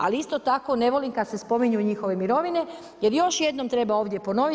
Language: Croatian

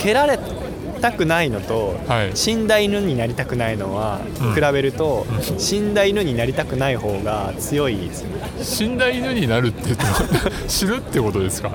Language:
Japanese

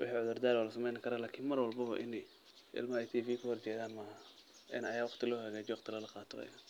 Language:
Somali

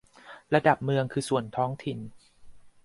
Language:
Thai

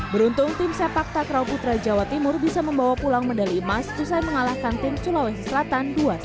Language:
Indonesian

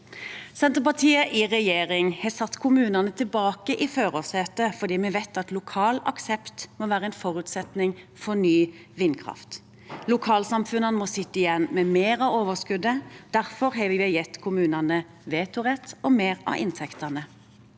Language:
Norwegian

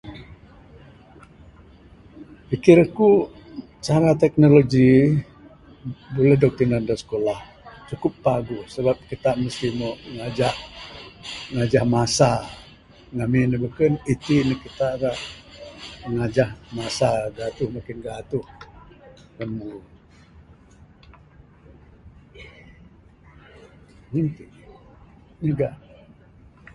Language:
Bukar-Sadung Bidayuh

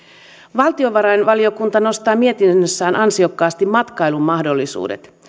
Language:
Finnish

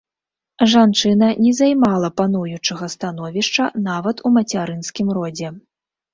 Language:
Belarusian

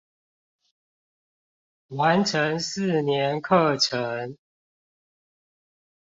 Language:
Chinese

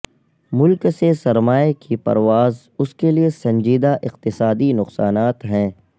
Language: Urdu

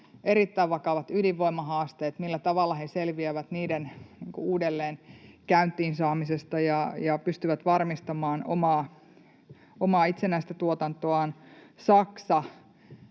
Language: Finnish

